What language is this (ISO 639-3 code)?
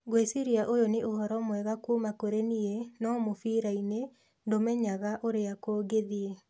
kik